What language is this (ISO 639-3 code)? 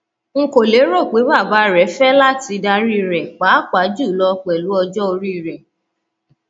yor